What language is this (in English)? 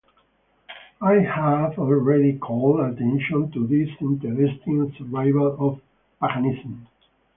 English